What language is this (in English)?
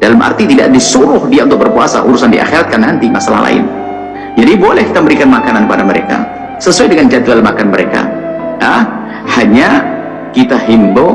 Indonesian